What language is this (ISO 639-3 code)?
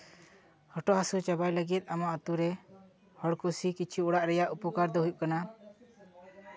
sat